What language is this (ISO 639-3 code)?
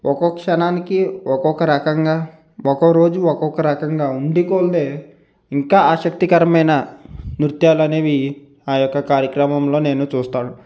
tel